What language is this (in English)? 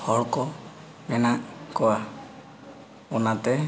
Santali